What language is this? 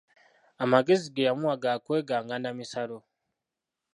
Ganda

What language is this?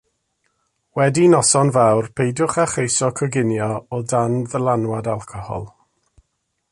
Welsh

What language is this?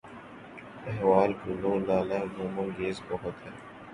Urdu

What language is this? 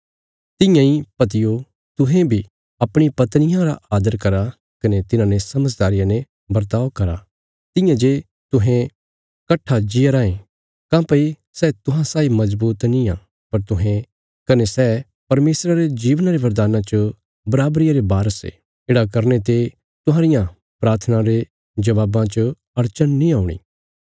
Bilaspuri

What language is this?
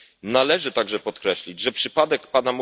Polish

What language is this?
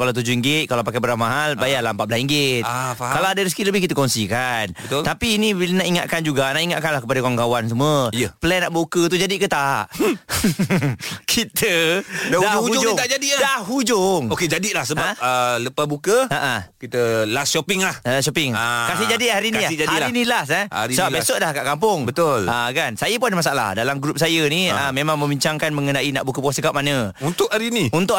Malay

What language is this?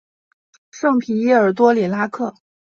Chinese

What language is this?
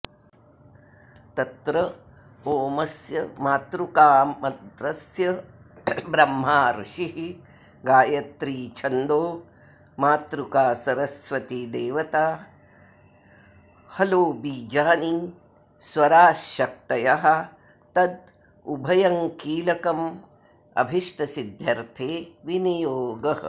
Sanskrit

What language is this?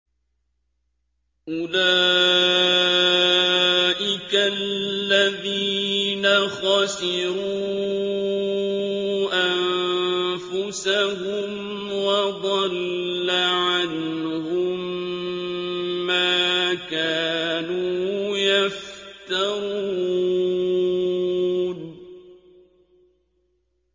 Arabic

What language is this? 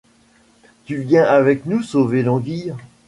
French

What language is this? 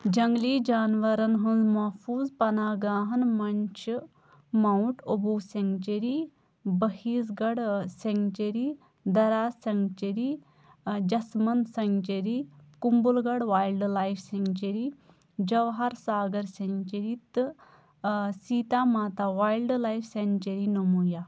Kashmiri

